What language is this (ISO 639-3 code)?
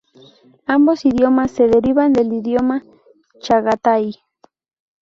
spa